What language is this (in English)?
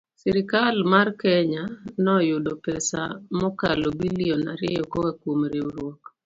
Luo (Kenya and Tanzania)